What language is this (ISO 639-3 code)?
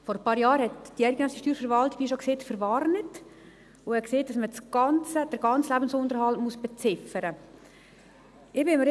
gsw